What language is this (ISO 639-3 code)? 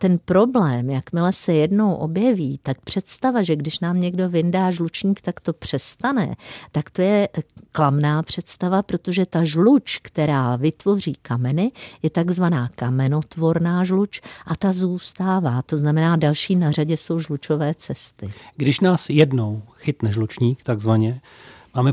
ces